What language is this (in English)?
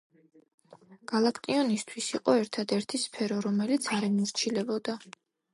Georgian